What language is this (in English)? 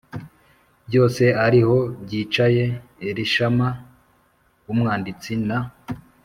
Kinyarwanda